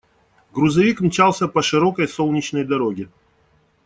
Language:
Russian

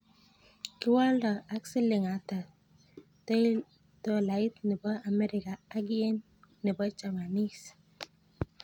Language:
Kalenjin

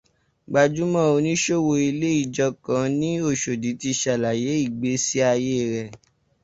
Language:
Yoruba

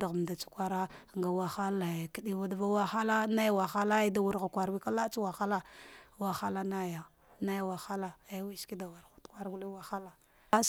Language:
Dghwede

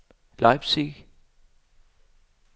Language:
Danish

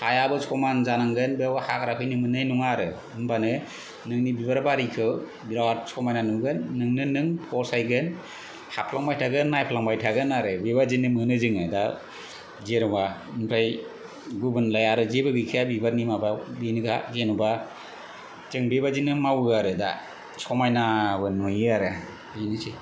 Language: Bodo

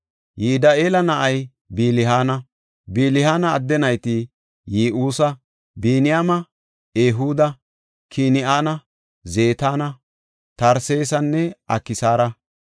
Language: Gofa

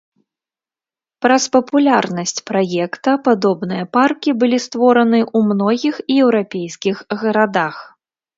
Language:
Belarusian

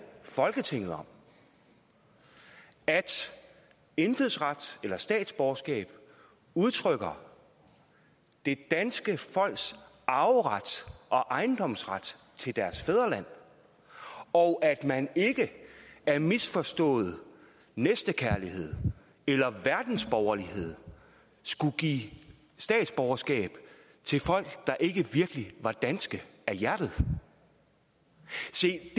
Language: Danish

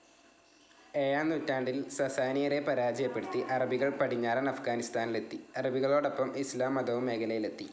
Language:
Malayalam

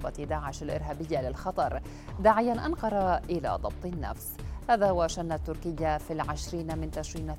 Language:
Arabic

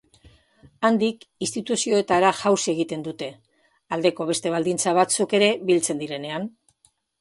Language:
Basque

